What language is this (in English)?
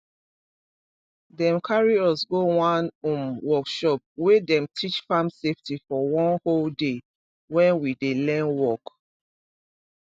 Nigerian Pidgin